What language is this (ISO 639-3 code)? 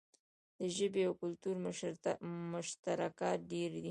pus